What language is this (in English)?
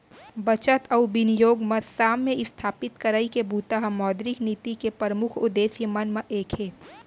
Chhattisgarhi